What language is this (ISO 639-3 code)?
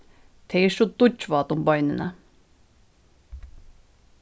fao